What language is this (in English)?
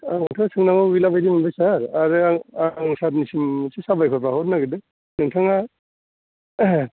Bodo